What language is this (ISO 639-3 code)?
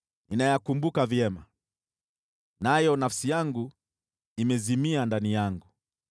swa